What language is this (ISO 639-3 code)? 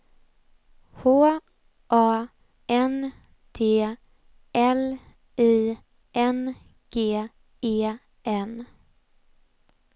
swe